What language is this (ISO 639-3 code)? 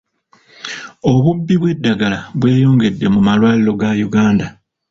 lug